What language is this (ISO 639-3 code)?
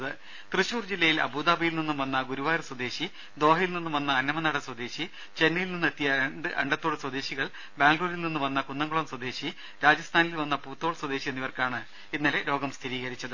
mal